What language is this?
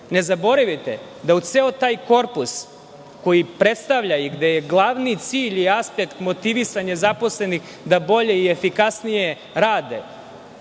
Serbian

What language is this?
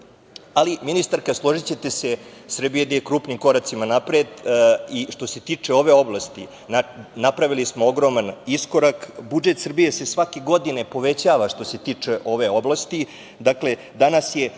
Serbian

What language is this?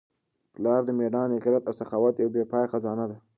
Pashto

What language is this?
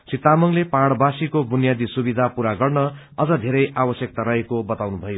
Nepali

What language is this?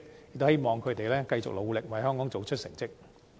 Cantonese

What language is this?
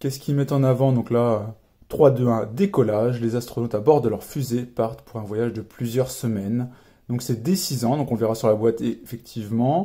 French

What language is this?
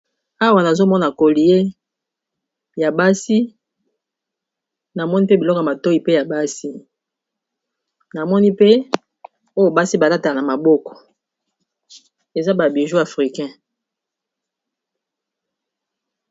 Lingala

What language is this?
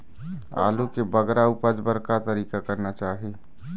Chhattisgarhi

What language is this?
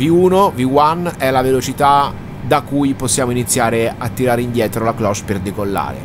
Italian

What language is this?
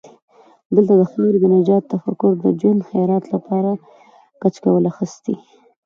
Pashto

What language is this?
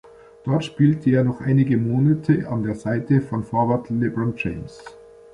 German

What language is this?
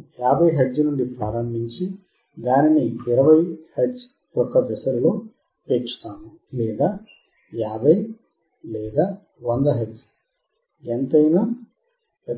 Telugu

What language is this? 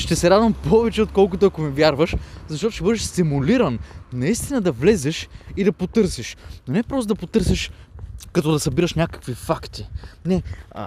Bulgarian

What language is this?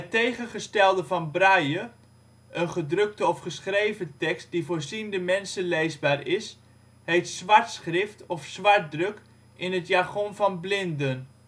Dutch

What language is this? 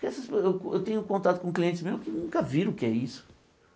Portuguese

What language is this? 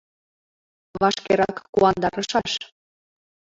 Mari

